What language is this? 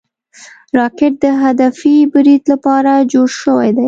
Pashto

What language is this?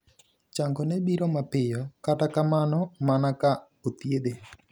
Luo (Kenya and Tanzania)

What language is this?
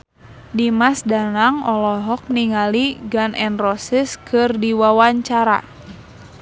Sundanese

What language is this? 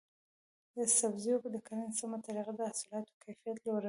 Pashto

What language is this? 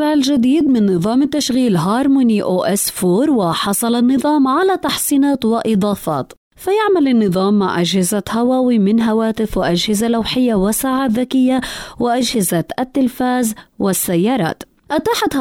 Arabic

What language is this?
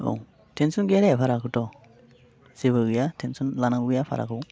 Bodo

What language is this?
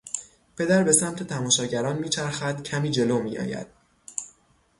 Persian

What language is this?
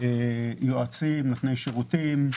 Hebrew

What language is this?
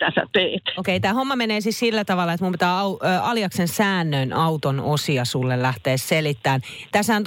Finnish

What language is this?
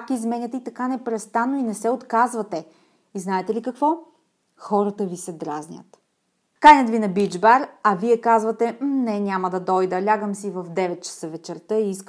Bulgarian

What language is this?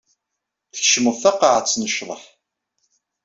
Kabyle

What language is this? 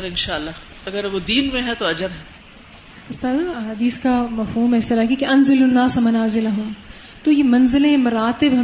Urdu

